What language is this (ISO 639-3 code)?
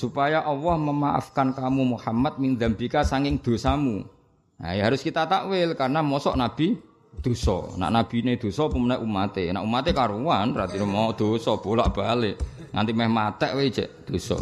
ind